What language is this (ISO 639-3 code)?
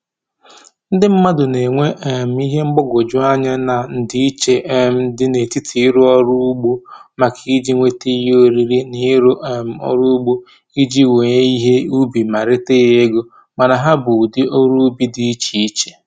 ibo